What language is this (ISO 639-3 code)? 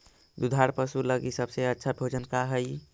mag